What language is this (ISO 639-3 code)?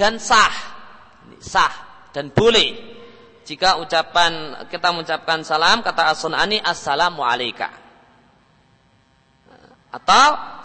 ind